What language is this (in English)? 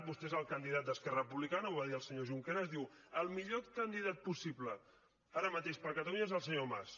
Catalan